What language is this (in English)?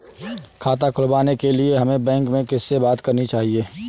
Hindi